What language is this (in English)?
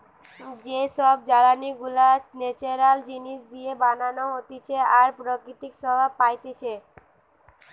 Bangla